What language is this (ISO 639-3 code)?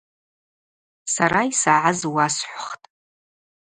abq